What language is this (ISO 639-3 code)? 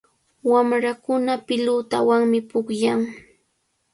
qvl